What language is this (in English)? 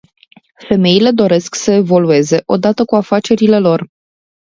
Romanian